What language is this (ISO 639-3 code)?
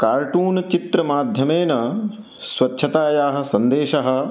san